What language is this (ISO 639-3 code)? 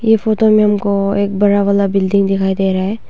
hin